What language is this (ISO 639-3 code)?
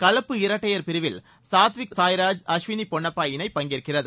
tam